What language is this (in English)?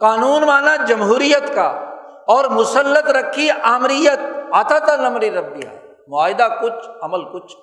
Urdu